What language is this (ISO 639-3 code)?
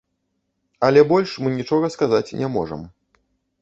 bel